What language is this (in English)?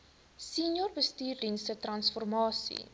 Afrikaans